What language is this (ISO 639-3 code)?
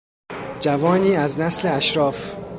fas